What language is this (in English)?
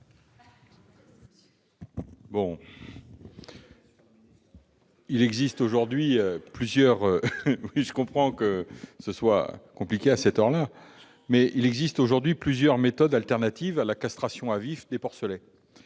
French